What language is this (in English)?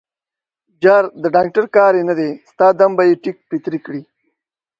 Pashto